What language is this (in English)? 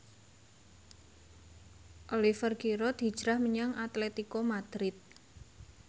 Javanese